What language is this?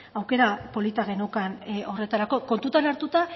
Basque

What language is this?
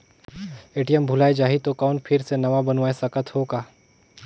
Chhattisgarhi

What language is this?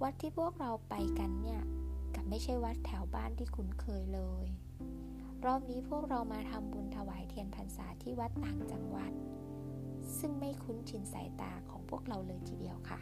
Thai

